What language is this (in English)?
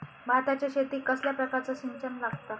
Marathi